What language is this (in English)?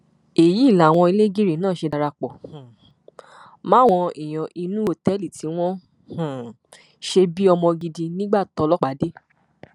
Yoruba